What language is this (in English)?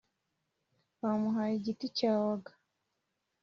Kinyarwanda